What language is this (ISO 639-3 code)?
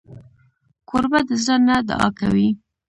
pus